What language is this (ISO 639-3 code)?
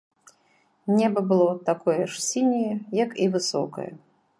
bel